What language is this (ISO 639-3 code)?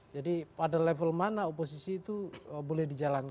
ind